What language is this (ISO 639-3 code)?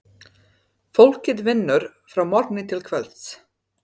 isl